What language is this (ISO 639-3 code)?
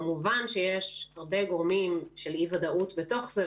heb